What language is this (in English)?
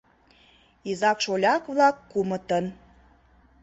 Mari